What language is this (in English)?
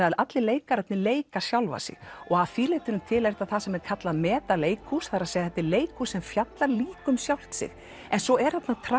Icelandic